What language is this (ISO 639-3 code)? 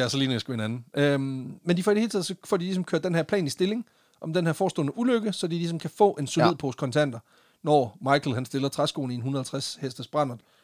dan